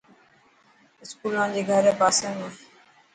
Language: Dhatki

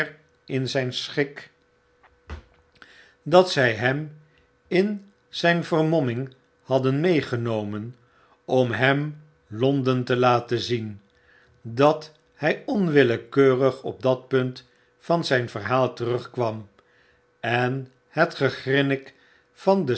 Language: Dutch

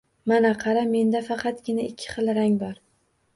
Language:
Uzbek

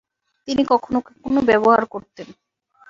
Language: Bangla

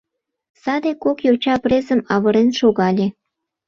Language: Mari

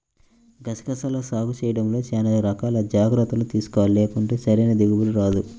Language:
Telugu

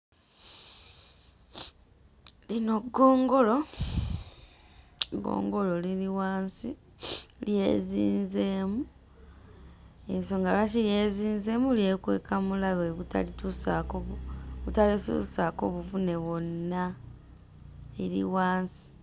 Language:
Ganda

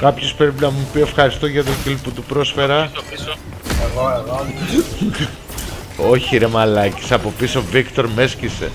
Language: Greek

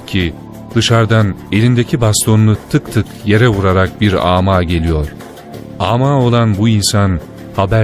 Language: Turkish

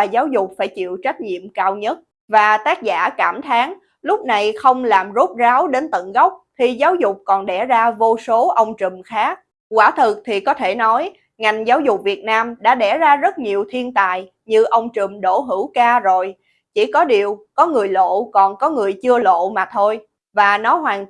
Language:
Vietnamese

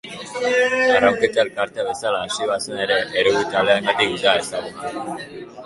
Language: Basque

